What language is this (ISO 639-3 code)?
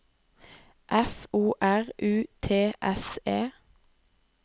nor